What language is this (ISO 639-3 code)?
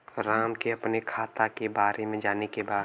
bho